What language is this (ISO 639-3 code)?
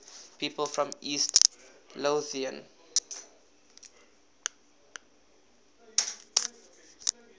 eng